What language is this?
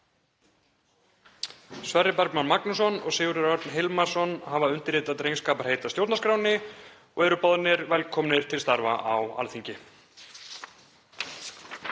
Icelandic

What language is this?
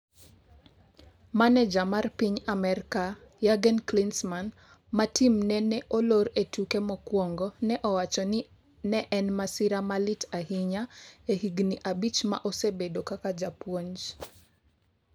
Luo (Kenya and Tanzania)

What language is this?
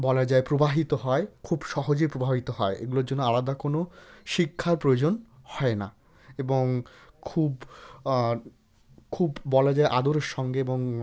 Bangla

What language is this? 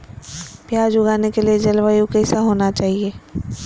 Magahi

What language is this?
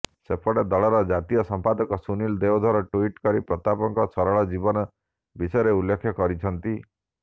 Odia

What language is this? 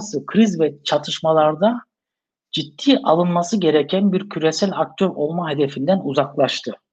Turkish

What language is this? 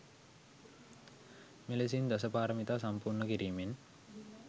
Sinhala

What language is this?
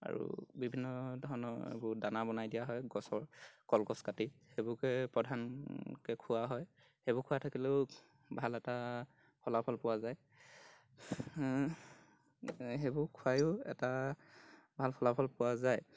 Assamese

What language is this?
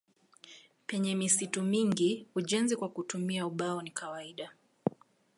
Swahili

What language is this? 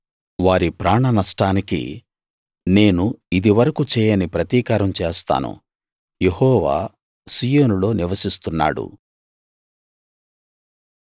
Telugu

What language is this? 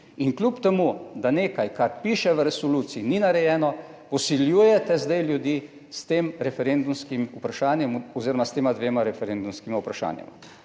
Slovenian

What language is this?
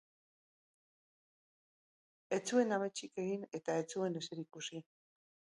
Basque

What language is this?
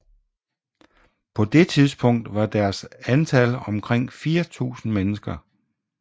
Danish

